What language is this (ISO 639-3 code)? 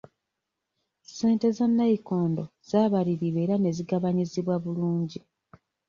lug